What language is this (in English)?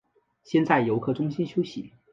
Chinese